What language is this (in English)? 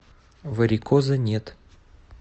Russian